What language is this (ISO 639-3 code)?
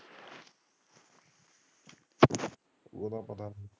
pan